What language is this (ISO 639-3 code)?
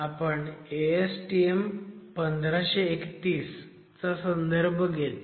mar